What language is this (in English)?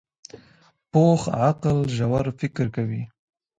Pashto